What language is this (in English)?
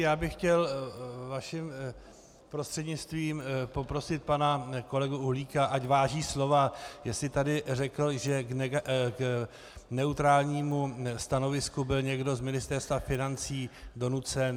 Czech